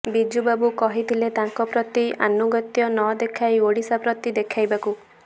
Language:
Odia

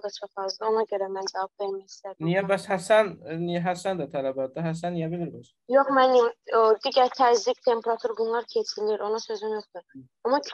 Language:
Turkish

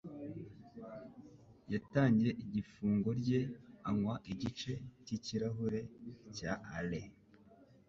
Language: Kinyarwanda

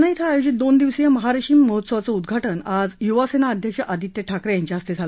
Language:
Marathi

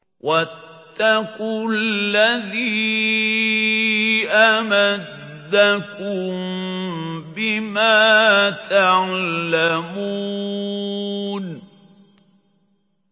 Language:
Arabic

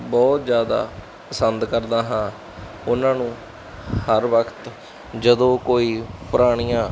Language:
Punjabi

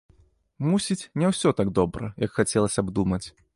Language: Belarusian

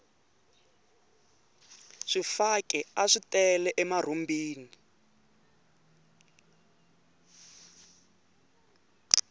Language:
Tsonga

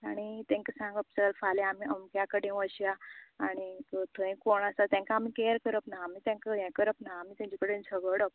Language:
Konkani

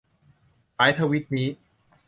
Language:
Thai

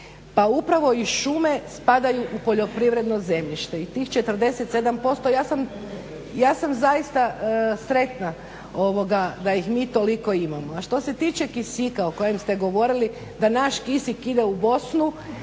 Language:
Croatian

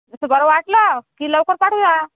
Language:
Marathi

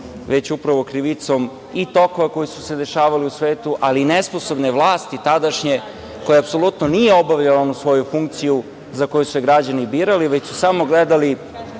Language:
Serbian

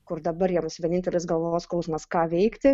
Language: Lithuanian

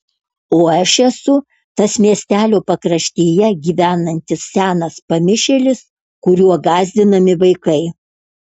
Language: Lithuanian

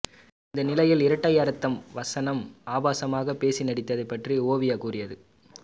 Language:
Tamil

